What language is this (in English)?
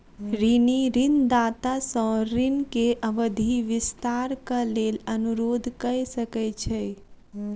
Maithili